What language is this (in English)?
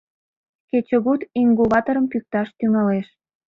Mari